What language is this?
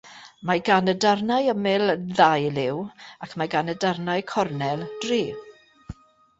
Welsh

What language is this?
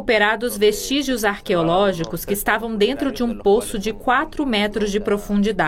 Portuguese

